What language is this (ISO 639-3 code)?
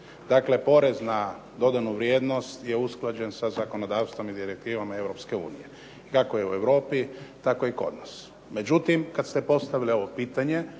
hrv